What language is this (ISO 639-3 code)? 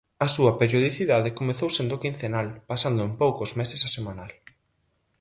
glg